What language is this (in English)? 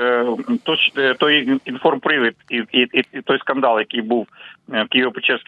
Ukrainian